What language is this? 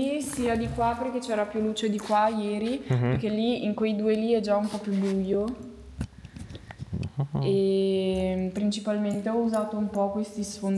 Italian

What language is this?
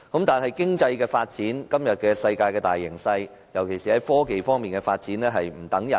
Cantonese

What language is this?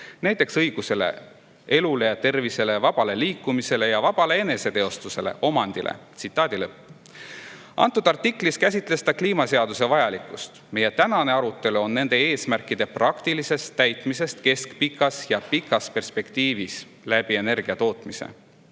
Estonian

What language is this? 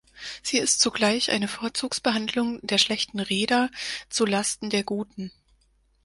German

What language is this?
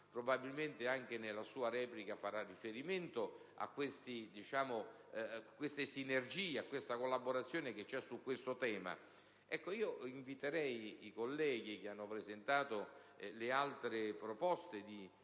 Italian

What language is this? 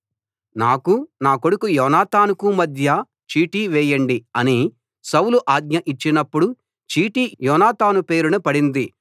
Telugu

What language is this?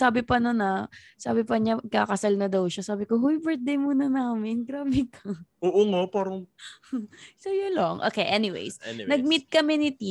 Filipino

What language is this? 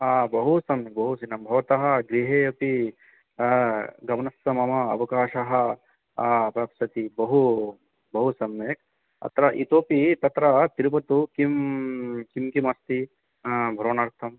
Sanskrit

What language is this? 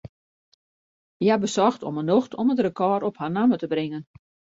Western Frisian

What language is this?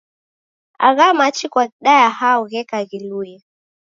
Taita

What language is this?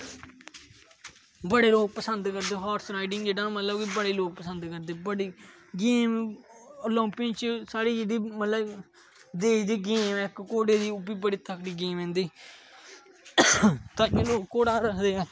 Dogri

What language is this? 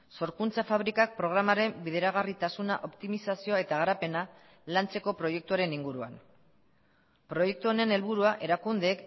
Basque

